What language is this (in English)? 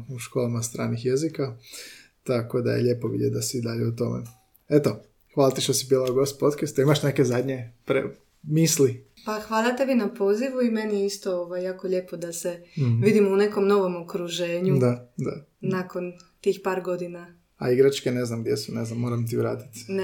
Croatian